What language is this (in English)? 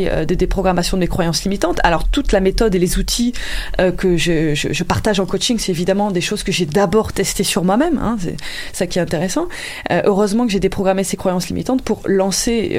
French